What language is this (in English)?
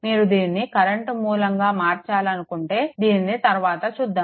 Telugu